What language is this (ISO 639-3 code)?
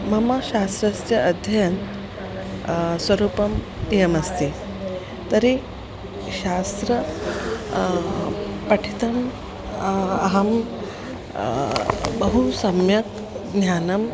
san